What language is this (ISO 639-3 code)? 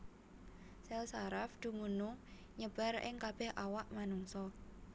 jav